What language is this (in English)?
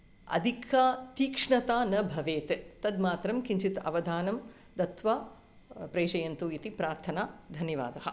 Sanskrit